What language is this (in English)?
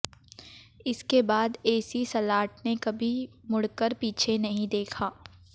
Hindi